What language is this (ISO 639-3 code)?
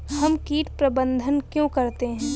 hin